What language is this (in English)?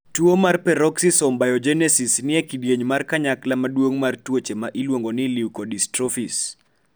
Luo (Kenya and Tanzania)